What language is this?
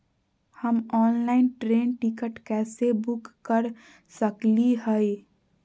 Magahi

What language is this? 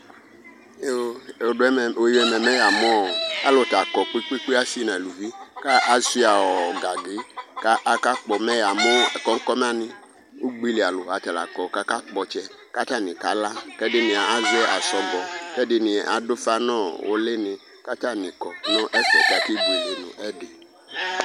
Ikposo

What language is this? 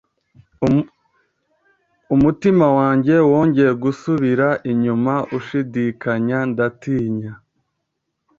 Kinyarwanda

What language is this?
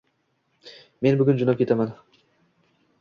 Uzbek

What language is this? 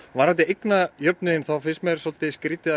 Icelandic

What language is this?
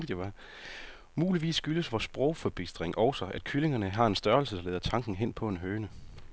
Danish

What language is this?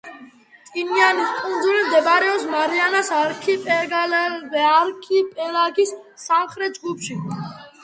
Georgian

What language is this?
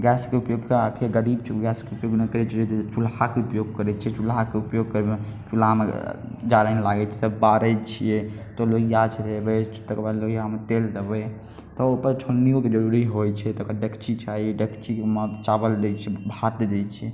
Maithili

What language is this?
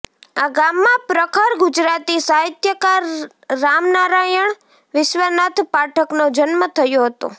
Gujarati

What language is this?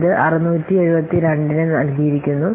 Malayalam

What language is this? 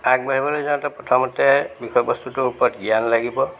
Assamese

